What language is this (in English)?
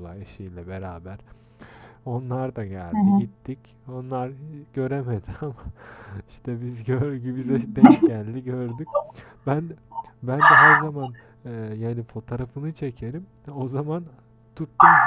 Turkish